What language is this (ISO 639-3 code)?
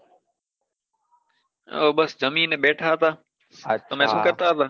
guj